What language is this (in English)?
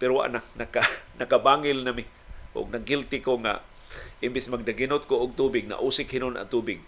Filipino